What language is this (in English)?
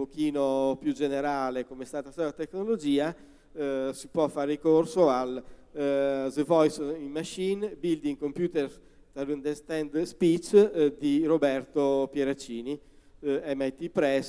Italian